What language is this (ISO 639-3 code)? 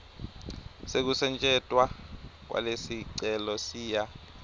ssw